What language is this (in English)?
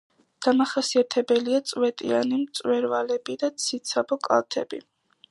Georgian